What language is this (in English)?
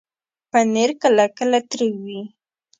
Pashto